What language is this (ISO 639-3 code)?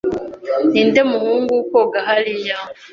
kin